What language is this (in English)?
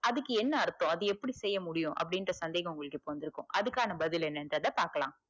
Tamil